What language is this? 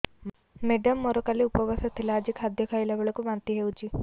Odia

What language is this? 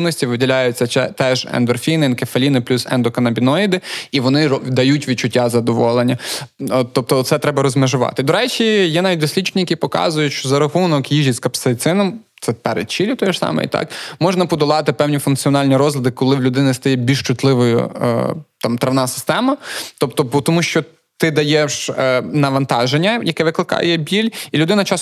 Ukrainian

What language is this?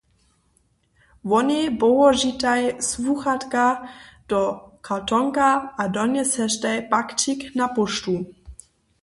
Upper Sorbian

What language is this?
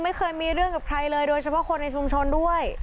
Thai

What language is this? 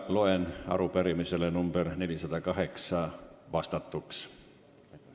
Estonian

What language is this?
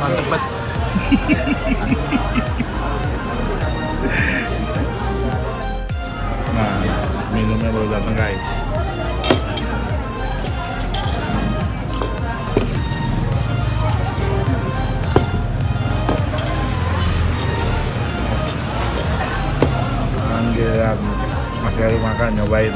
Indonesian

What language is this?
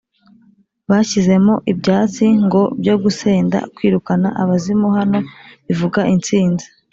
Kinyarwanda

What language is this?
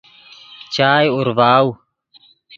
Yidgha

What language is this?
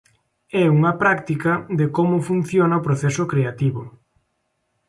Galician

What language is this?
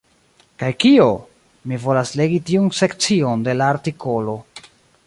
Esperanto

